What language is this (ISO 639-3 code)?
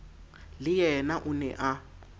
sot